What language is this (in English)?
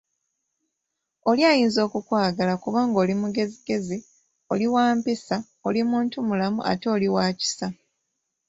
Ganda